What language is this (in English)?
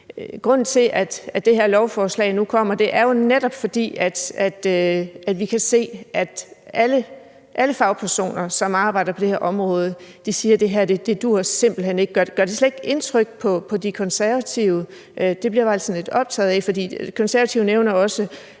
Danish